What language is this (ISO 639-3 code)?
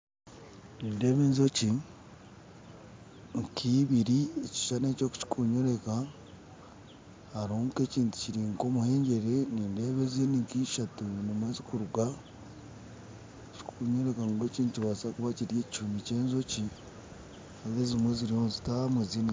nyn